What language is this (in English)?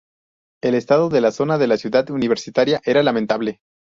Spanish